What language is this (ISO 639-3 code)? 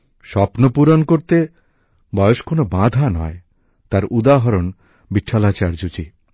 ben